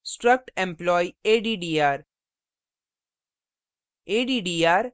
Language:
Hindi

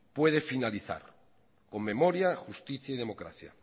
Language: Spanish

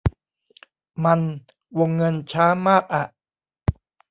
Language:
Thai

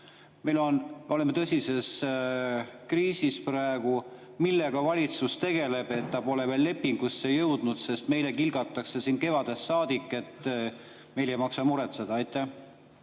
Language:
Estonian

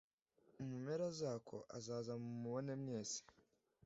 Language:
Kinyarwanda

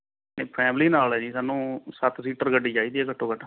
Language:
Punjabi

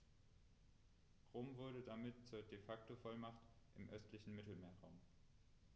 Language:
German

